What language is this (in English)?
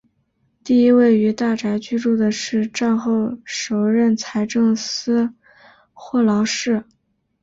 Chinese